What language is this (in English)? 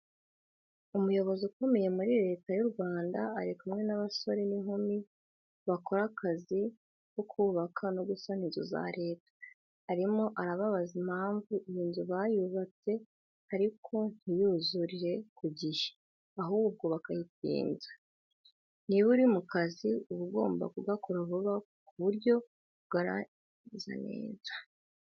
Kinyarwanda